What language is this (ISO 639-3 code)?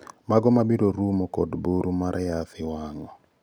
luo